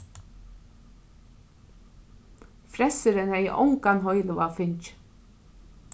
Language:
Faroese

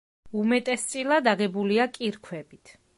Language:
Georgian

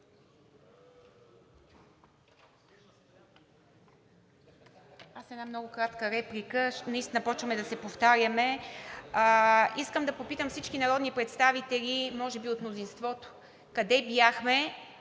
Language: Bulgarian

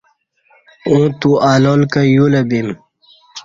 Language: Kati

